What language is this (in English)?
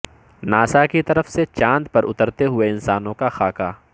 Urdu